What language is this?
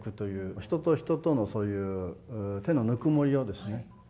Japanese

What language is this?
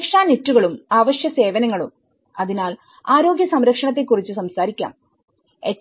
Malayalam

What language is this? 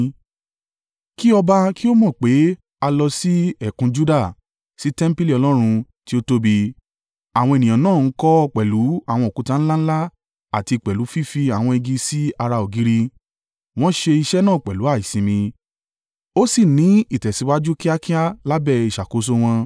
Yoruba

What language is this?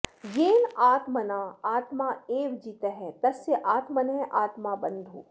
Sanskrit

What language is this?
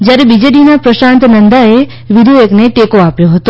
Gujarati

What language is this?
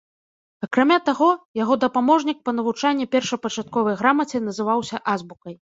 Belarusian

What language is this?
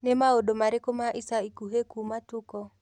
Kikuyu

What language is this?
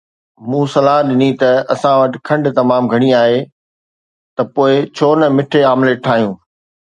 Sindhi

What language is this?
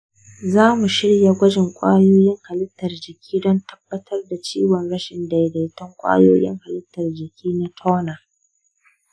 Hausa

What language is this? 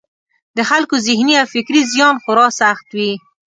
Pashto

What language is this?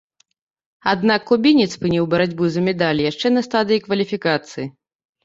Belarusian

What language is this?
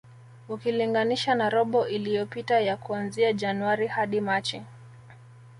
Swahili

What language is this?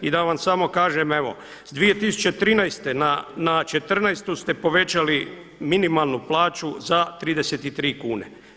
Croatian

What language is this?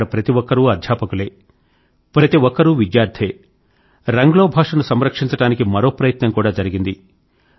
Telugu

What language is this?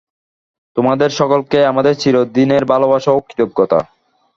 Bangla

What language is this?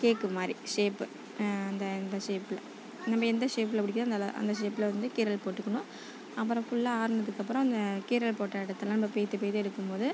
Tamil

